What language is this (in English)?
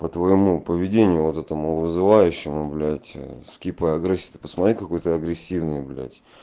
Russian